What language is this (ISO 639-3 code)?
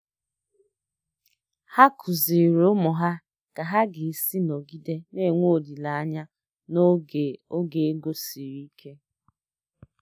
ibo